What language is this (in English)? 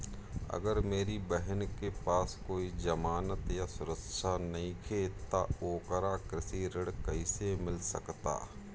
Bhojpuri